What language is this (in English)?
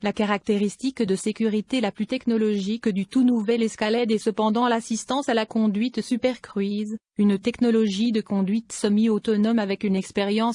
French